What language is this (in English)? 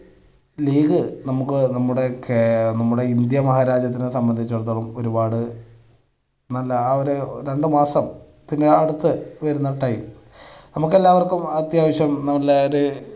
Malayalam